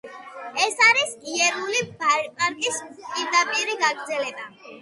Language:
Georgian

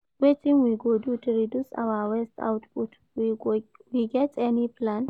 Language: Nigerian Pidgin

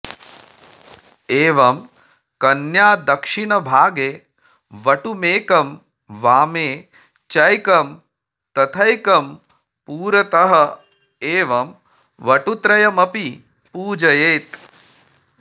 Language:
Sanskrit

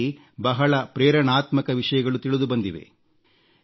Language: Kannada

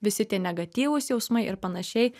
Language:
Lithuanian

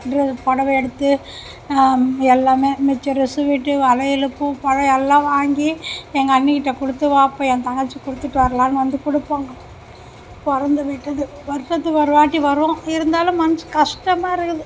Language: Tamil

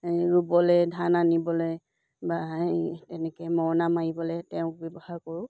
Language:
Assamese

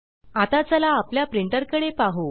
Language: Marathi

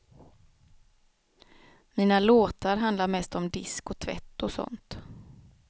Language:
Swedish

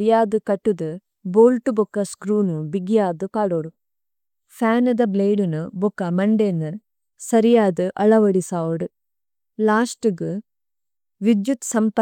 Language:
Tulu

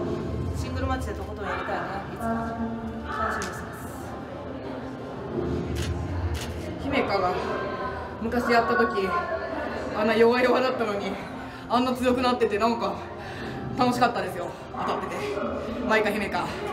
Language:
Japanese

